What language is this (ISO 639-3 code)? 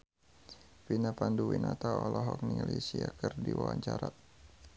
sun